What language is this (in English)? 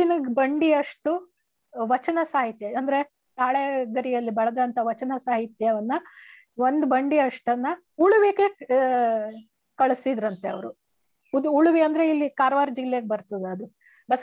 Kannada